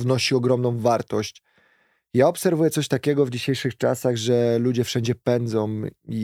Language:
Polish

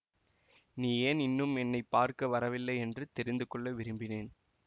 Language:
Tamil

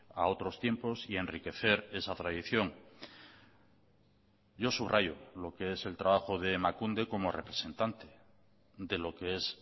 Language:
Spanish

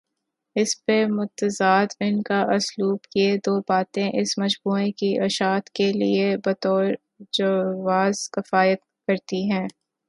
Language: Urdu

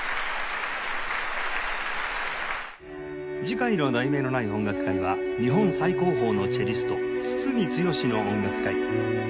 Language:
Japanese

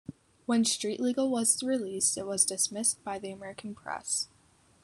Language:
English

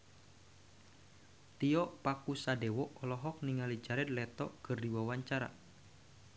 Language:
Sundanese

